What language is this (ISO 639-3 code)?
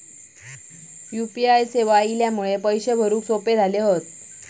mar